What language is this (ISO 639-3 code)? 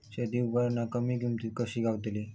mar